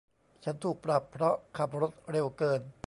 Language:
Thai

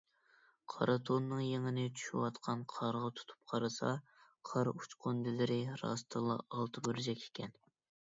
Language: Uyghur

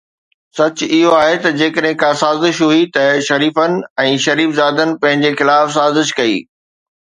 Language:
Sindhi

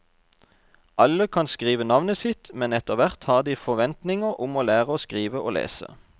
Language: Norwegian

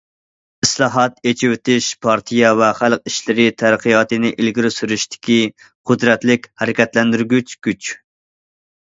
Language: Uyghur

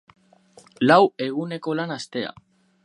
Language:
Basque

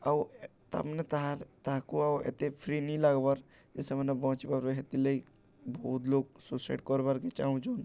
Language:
Odia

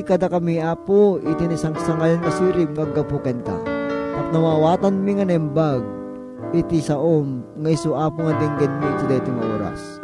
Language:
Filipino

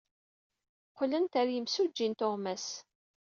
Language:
Kabyle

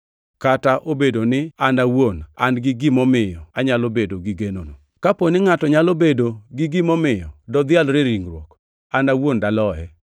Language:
Luo (Kenya and Tanzania)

